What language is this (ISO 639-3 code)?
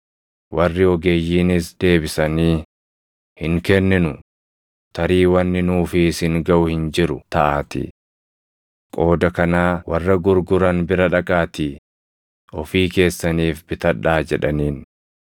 orm